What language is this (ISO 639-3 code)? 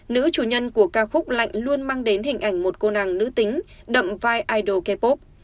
vie